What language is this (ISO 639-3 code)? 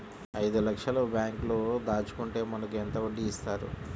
tel